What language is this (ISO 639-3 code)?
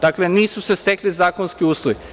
srp